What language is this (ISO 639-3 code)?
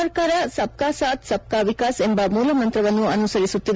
kan